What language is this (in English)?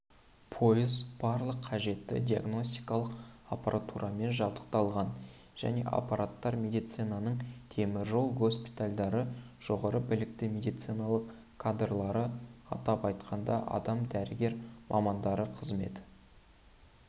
Kazakh